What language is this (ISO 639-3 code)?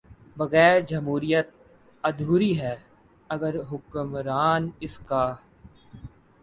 urd